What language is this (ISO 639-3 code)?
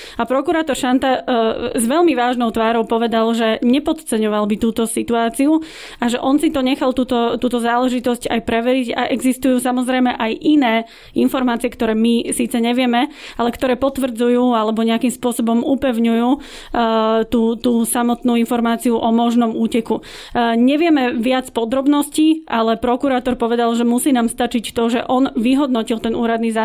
slk